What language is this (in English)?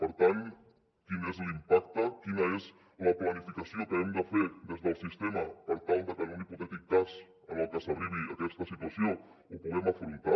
Catalan